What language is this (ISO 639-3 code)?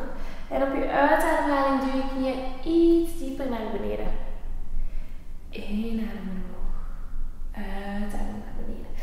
nld